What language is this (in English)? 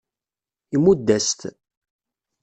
Kabyle